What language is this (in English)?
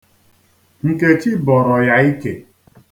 Igbo